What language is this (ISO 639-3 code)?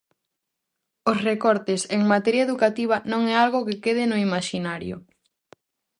glg